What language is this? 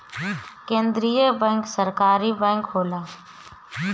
Bhojpuri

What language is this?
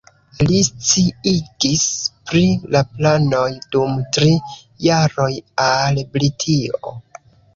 Esperanto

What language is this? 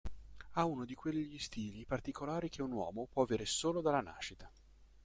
Italian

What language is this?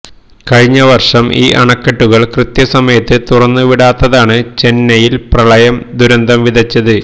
Malayalam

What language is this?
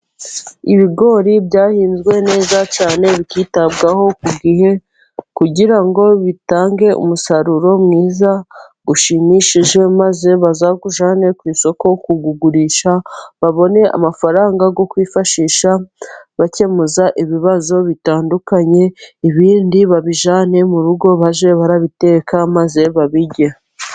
Kinyarwanda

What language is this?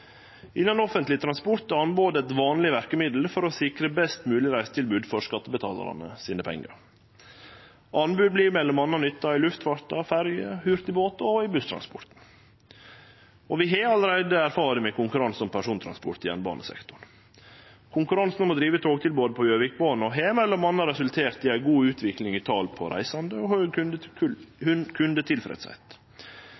Norwegian Nynorsk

